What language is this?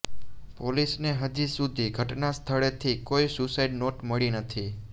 Gujarati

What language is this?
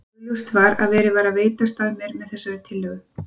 Icelandic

